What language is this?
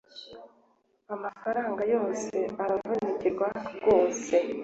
Kinyarwanda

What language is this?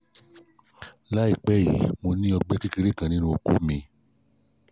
Yoruba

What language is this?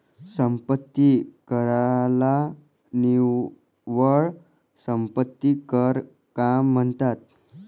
Marathi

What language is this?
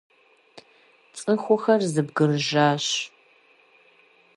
Kabardian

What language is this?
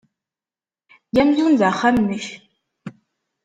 Kabyle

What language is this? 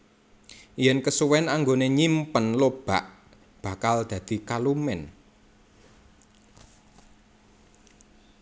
Javanese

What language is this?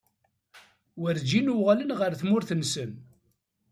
Kabyle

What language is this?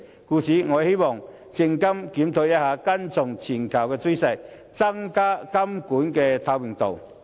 Cantonese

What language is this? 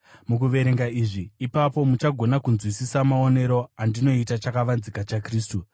Shona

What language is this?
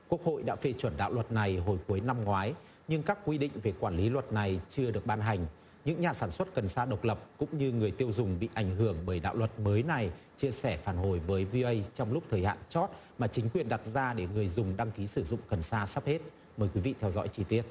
Vietnamese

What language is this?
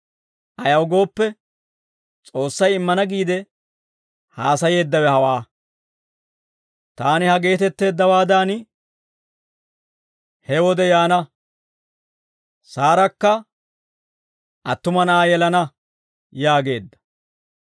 Dawro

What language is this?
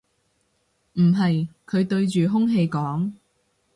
Cantonese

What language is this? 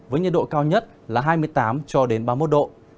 Vietnamese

